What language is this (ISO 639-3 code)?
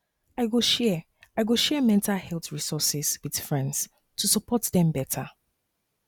pcm